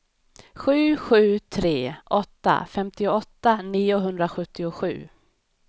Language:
Swedish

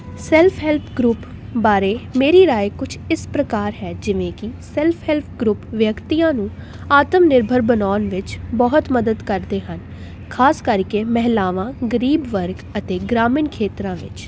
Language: Punjabi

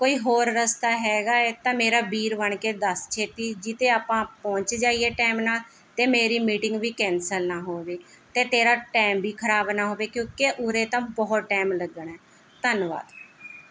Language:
Punjabi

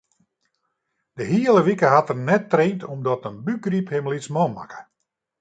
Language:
Western Frisian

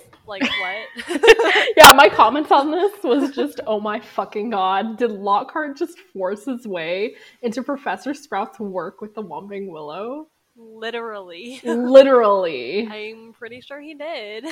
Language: English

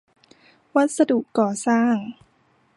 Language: Thai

